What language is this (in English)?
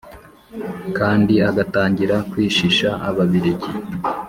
Kinyarwanda